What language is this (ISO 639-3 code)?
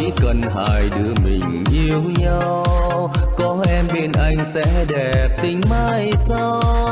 vie